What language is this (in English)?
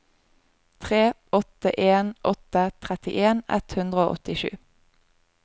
Norwegian